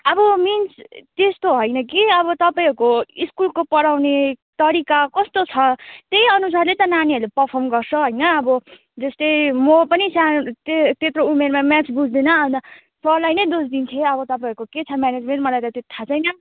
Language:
Nepali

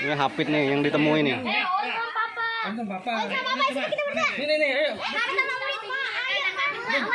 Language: Indonesian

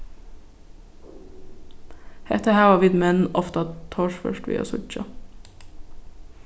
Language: Faroese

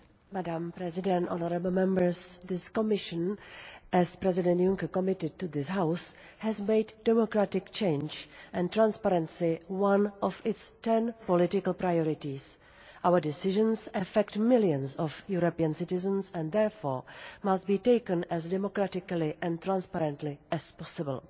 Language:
English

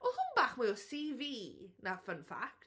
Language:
Welsh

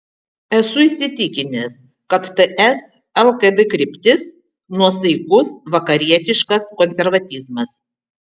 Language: Lithuanian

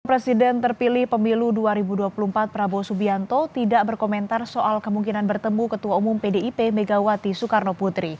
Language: Indonesian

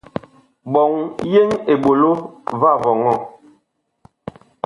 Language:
Bakoko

